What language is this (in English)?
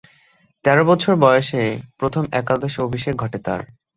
Bangla